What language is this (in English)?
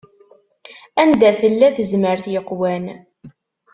Kabyle